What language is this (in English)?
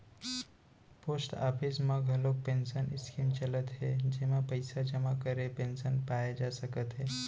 Chhattisgarhi